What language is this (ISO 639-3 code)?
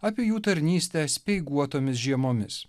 lit